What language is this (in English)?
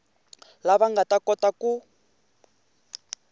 Tsonga